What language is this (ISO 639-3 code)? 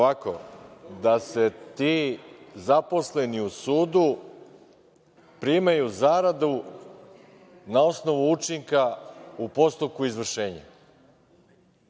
srp